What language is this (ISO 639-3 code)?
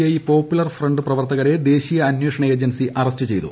mal